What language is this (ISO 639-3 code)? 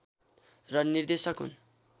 nep